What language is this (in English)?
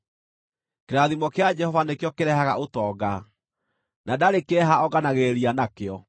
Kikuyu